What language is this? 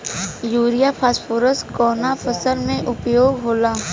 Bhojpuri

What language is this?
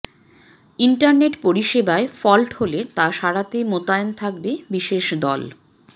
Bangla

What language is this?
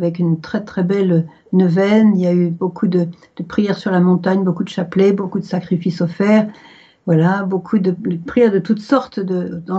French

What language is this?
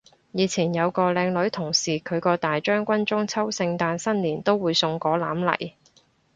Cantonese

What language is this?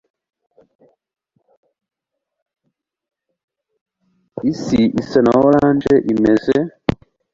Kinyarwanda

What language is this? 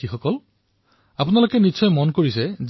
Assamese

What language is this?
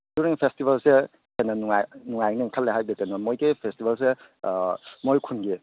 Manipuri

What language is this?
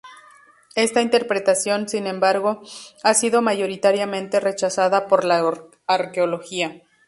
Spanish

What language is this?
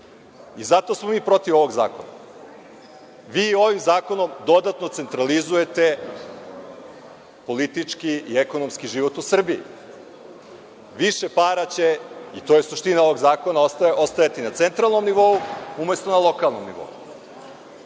Serbian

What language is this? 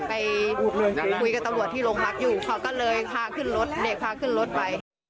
Thai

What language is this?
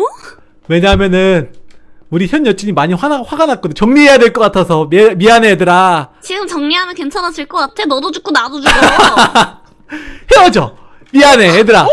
Korean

